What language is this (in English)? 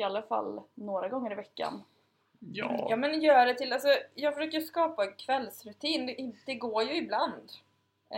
Swedish